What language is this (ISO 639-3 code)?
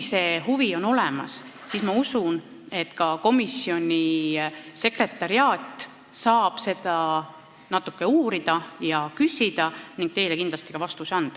est